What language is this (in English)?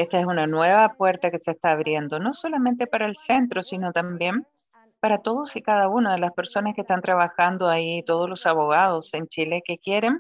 Spanish